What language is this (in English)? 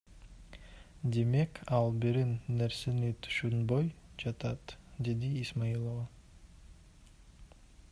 Kyrgyz